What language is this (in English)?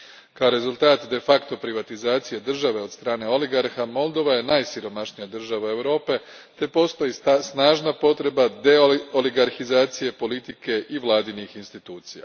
Croatian